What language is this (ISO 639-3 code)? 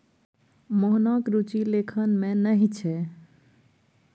mai